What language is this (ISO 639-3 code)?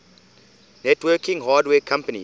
eng